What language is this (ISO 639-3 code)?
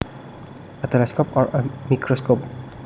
jav